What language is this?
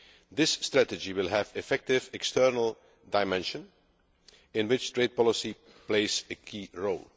English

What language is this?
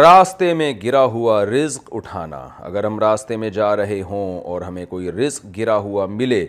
Urdu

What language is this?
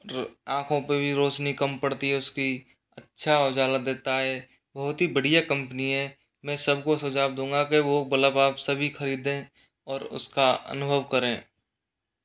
Hindi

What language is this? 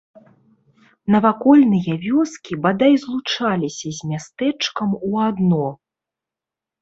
Belarusian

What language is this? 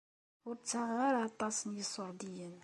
Kabyle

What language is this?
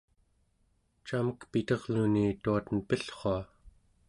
Central Yupik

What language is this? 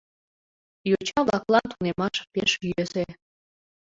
Mari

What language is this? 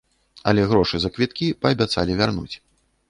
Belarusian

